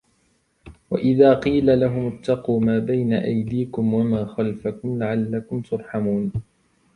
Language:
Arabic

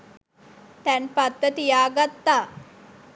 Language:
Sinhala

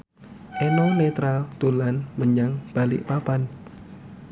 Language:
Javanese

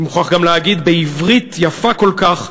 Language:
Hebrew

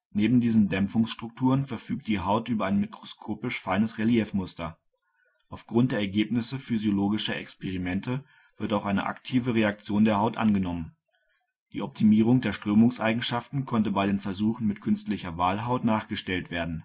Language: German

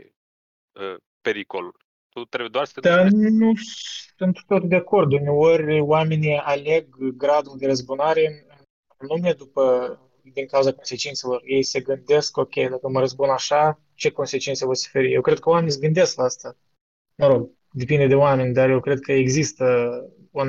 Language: Romanian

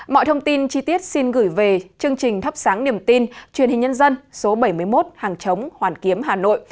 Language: Vietnamese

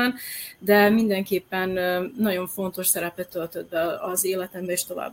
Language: Hungarian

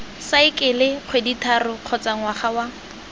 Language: Tswana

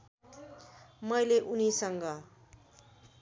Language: Nepali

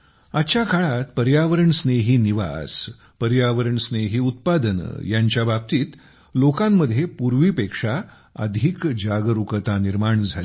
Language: Marathi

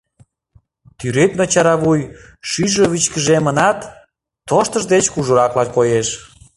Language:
Mari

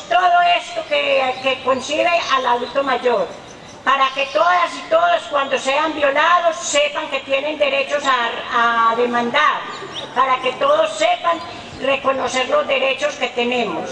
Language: Spanish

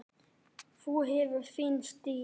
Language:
Icelandic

